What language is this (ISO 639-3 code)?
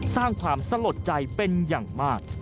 tha